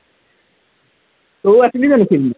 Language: Assamese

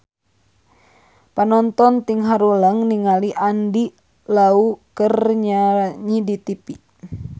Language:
Sundanese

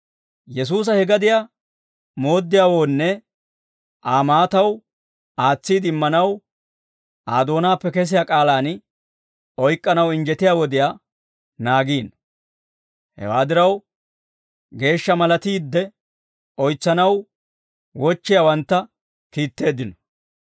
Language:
Dawro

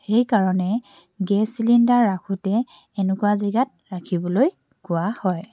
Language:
Assamese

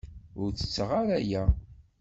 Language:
Kabyle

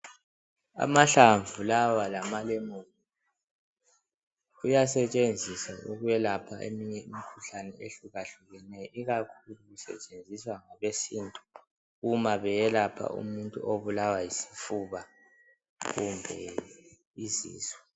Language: North Ndebele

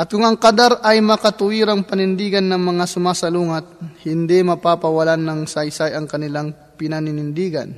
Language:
Filipino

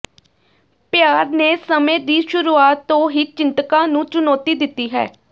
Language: Punjabi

